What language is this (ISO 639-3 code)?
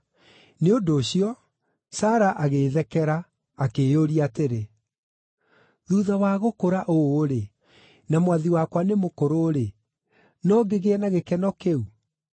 kik